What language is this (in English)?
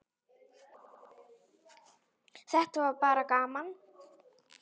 Icelandic